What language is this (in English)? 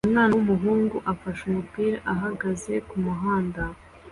Kinyarwanda